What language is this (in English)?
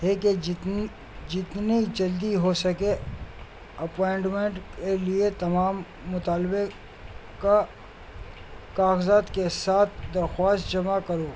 Urdu